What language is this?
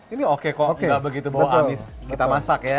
Indonesian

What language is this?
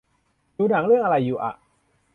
Thai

